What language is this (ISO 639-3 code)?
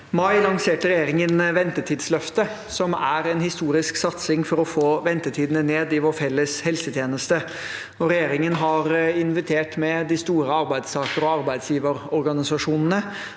nor